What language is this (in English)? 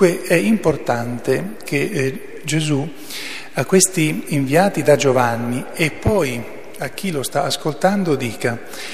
Italian